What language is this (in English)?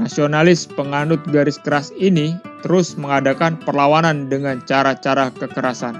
Indonesian